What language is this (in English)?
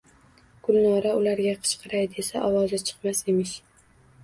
Uzbek